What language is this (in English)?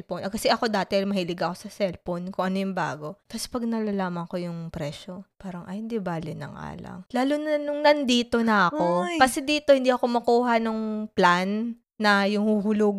Filipino